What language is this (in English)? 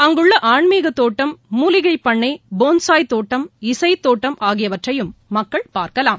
Tamil